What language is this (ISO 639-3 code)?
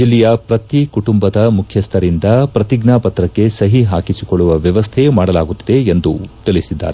kan